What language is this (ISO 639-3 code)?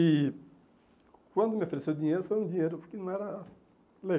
por